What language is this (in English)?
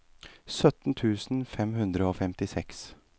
Norwegian